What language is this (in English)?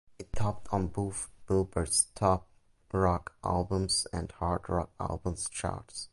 English